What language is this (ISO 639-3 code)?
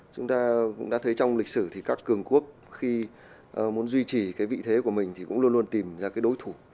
vie